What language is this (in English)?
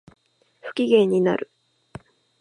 Japanese